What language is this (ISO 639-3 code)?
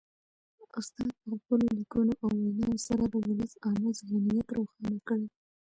pus